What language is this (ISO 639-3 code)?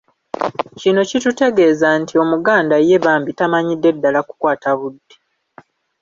lug